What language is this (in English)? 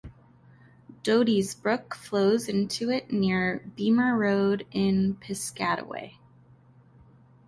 English